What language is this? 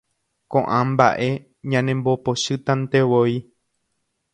Guarani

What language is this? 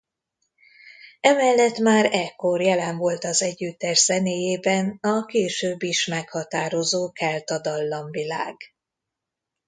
Hungarian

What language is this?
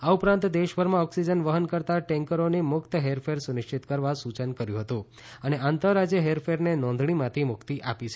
Gujarati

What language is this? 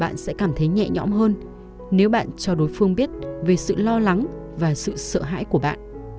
Vietnamese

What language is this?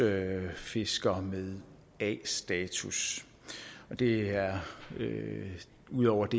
Danish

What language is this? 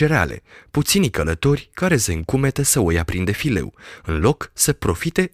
Romanian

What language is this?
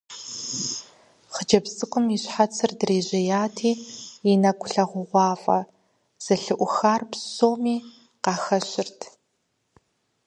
Kabardian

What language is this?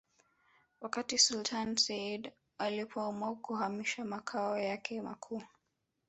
Swahili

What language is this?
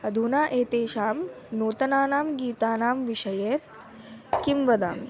Sanskrit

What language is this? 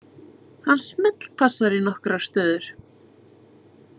Icelandic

